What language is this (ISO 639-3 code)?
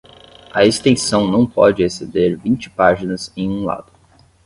por